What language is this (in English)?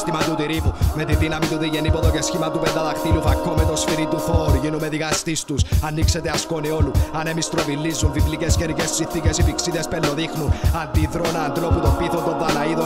Greek